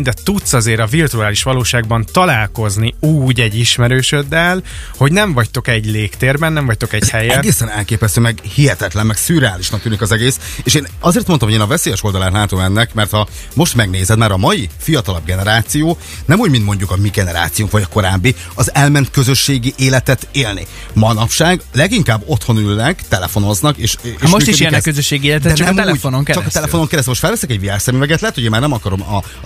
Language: Hungarian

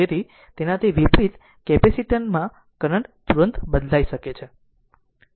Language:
Gujarati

